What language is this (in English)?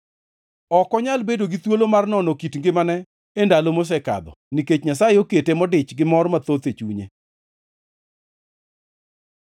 Luo (Kenya and Tanzania)